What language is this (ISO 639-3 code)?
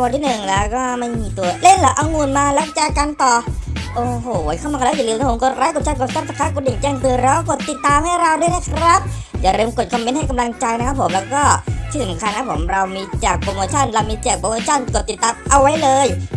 tha